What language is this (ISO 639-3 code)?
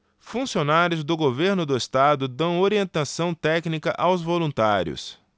por